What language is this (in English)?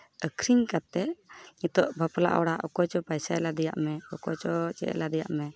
Santali